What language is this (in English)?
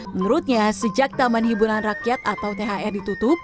Indonesian